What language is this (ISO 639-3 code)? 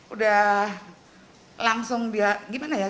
ind